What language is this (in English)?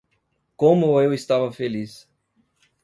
Portuguese